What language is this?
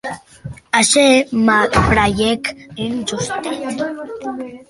Occitan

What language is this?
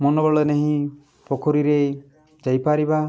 Odia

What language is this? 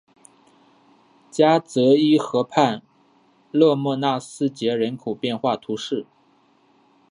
Chinese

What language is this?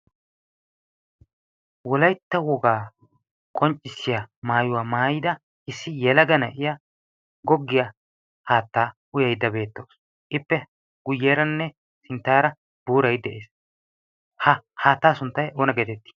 Wolaytta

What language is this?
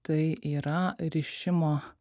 Lithuanian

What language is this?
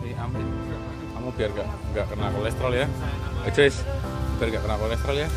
Indonesian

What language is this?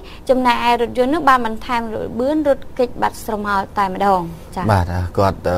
Thai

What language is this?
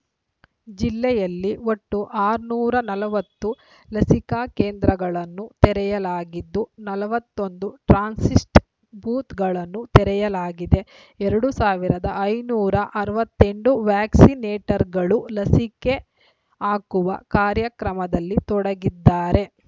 Kannada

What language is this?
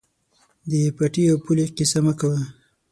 Pashto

